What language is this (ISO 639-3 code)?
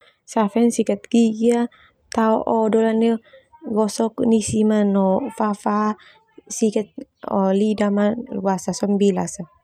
twu